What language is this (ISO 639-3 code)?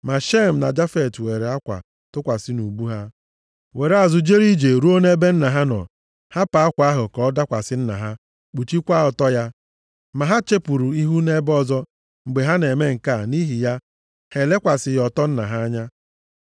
ibo